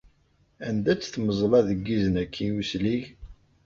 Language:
Kabyle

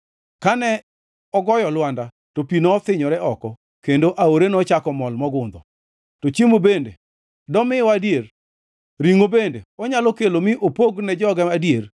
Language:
Luo (Kenya and Tanzania)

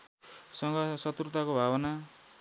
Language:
Nepali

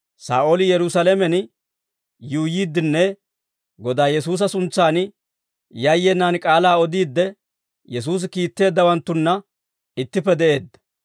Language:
Dawro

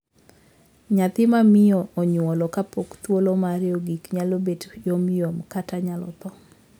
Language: Luo (Kenya and Tanzania)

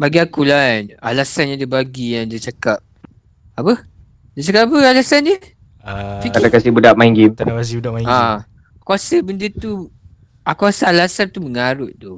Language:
Malay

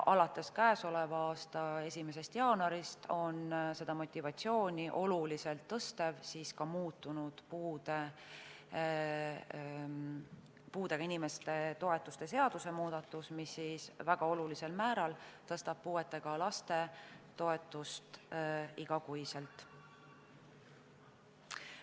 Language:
Estonian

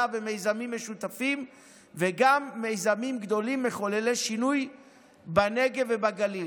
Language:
Hebrew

